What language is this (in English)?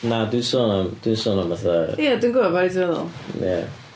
Welsh